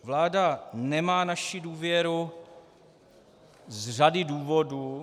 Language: Czech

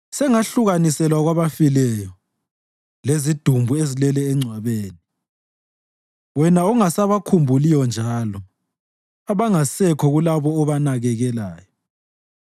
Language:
North Ndebele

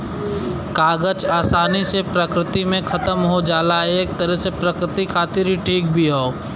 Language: Bhojpuri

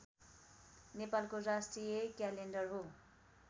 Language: Nepali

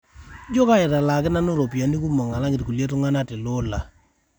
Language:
Masai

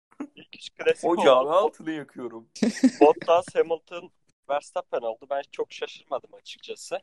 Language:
Turkish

